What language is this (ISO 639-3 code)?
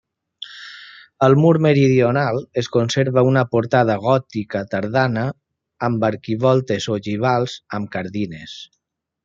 cat